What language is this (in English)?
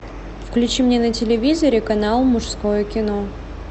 Russian